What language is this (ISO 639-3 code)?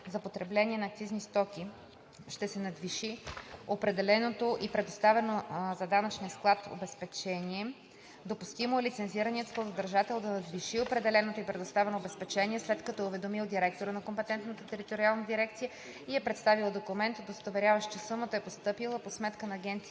bul